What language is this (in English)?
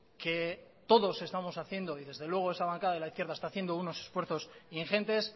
Spanish